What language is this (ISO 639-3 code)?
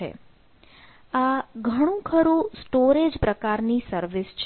guj